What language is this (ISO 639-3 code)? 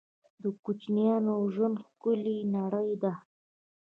pus